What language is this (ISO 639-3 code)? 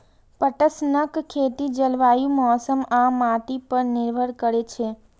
mai